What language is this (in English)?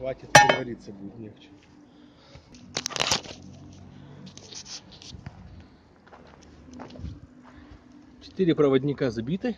Russian